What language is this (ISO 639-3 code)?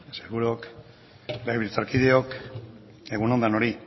eus